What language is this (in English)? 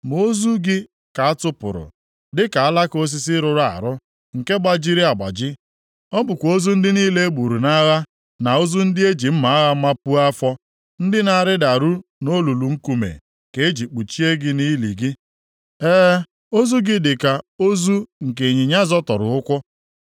Igbo